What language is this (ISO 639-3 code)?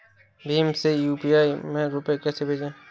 hin